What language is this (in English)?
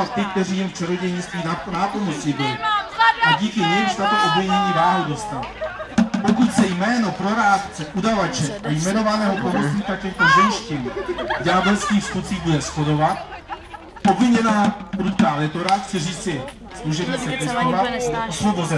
Czech